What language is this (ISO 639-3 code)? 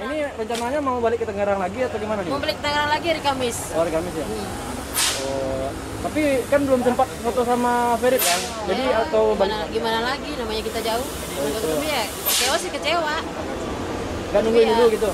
ind